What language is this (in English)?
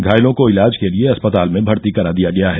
Hindi